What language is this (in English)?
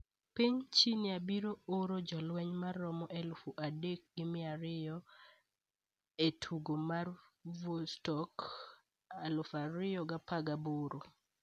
Luo (Kenya and Tanzania)